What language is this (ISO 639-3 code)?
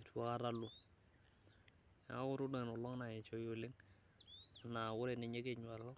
mas